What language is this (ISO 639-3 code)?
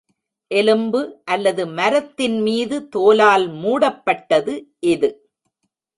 tam